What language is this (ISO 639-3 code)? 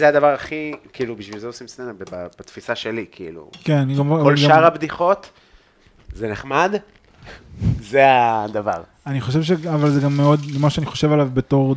heb